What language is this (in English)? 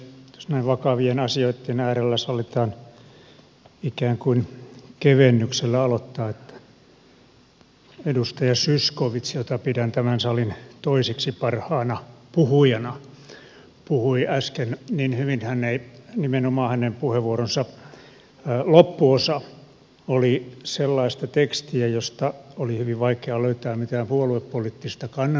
Finnish